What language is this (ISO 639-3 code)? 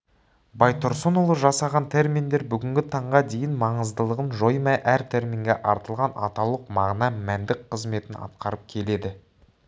kaz